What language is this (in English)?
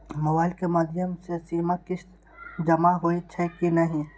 Maithili